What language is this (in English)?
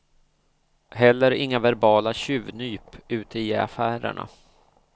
Swedish